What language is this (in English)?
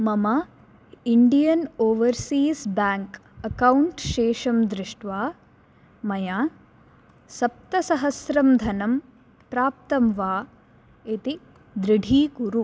Sanskrit